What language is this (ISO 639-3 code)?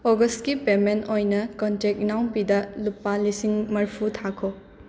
mni